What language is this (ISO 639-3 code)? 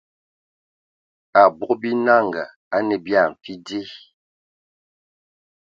ewo